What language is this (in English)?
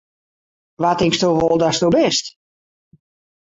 Western Frisian